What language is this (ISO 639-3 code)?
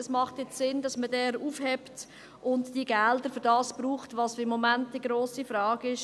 gsw